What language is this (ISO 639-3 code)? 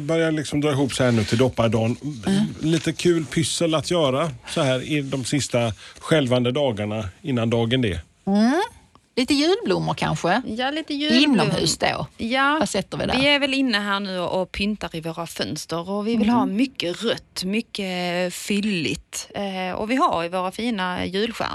swe